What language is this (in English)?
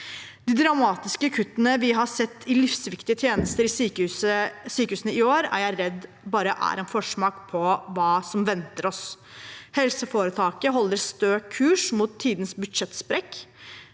Norwegian